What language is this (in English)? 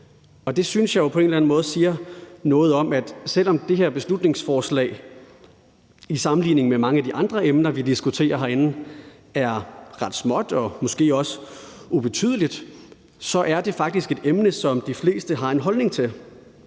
Danish